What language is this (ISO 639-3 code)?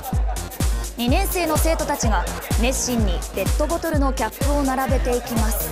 jpn